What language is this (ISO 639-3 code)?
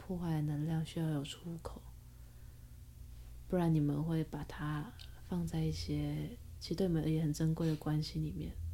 zho